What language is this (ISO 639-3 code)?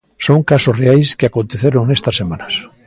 glg